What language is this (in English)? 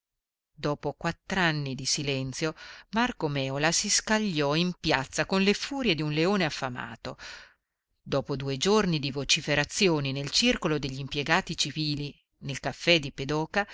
Italian